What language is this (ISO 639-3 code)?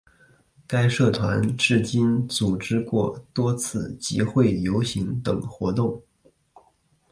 zho